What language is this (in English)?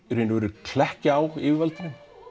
Icelandic